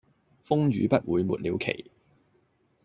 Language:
Cantonese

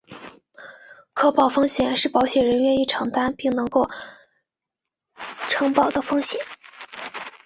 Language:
Chinese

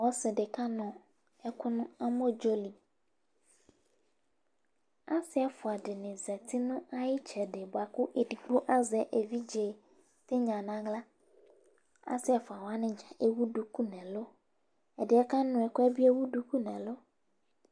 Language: Ikposo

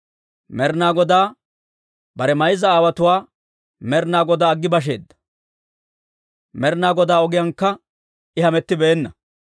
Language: Dawro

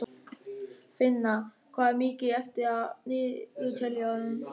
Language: Icelandic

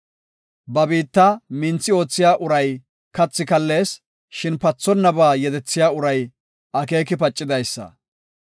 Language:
Gofa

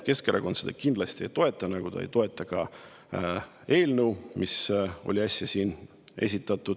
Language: Estonian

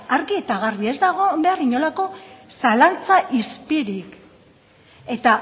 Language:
Basque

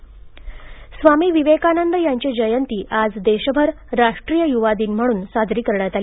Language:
Marathi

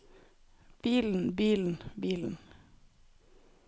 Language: Norwegian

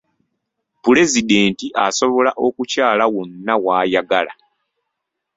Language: Ganda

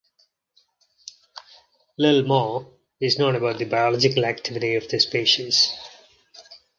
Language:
English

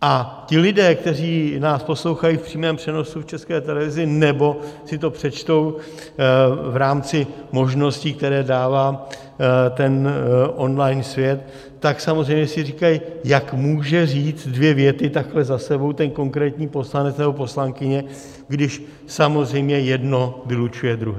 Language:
Czech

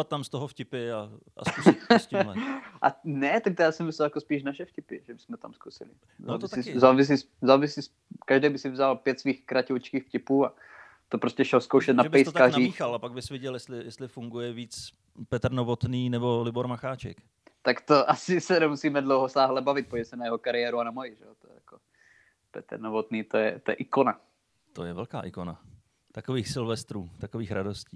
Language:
Czech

